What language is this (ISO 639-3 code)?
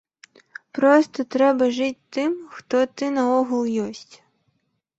bel